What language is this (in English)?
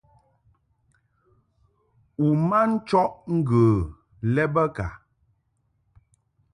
Mungaka